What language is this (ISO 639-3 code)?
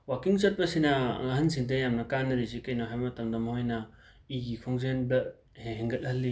mni